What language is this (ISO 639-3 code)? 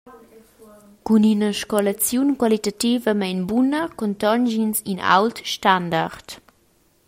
roh